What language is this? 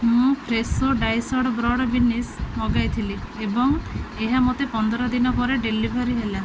Odia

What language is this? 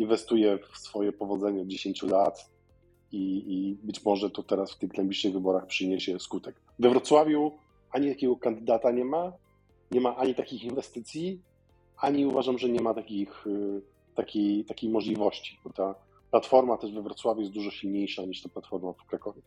Polish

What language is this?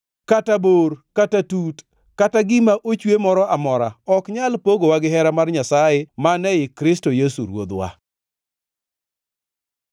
Luo (Kenya and Tanzania)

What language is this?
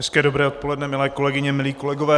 Czech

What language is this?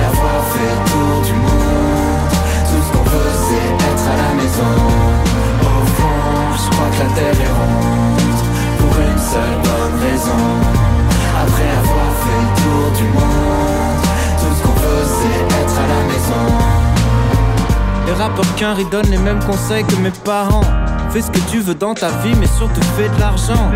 French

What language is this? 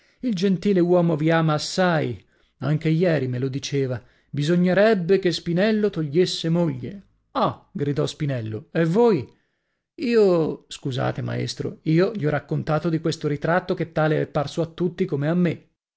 Italian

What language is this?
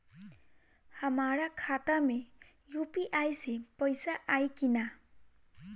Bhojpuri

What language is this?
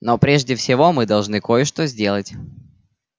Russian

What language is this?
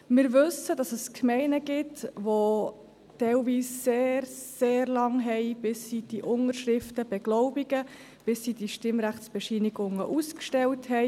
Swiss German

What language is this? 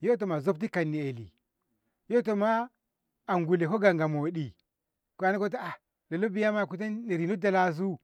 Ngamo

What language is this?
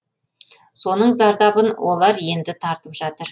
Kazakh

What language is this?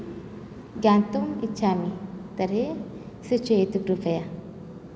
Sanskrit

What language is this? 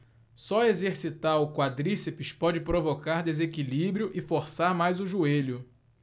Portuguese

